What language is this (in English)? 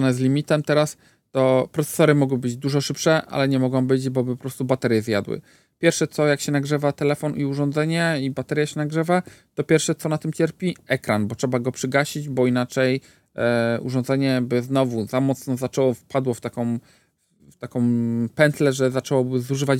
Polish